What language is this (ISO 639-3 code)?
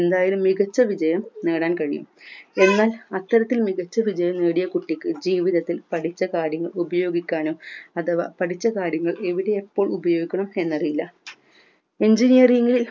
mal